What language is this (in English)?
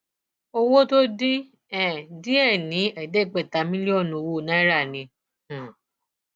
Yoruba